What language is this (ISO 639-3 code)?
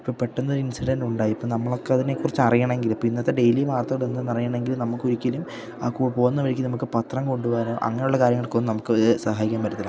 mal